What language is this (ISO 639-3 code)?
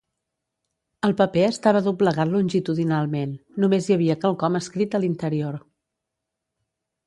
cat